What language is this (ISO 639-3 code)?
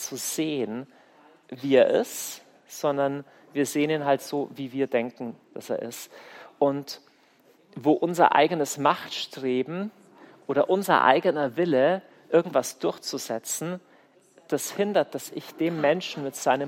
deu